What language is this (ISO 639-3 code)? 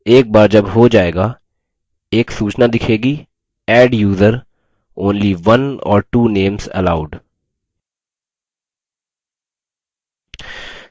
hin